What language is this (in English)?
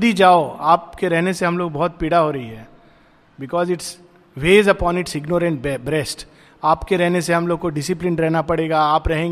Hindi